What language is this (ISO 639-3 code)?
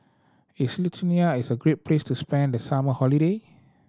eng